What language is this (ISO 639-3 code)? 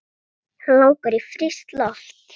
isl